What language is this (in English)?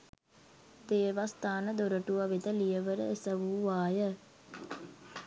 Sinhala